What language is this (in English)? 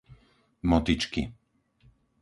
Slovak